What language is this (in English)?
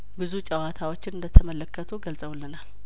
Amharic